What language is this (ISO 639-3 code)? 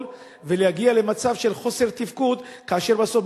heb